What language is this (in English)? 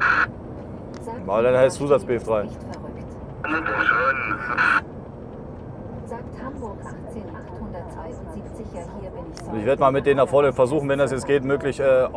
German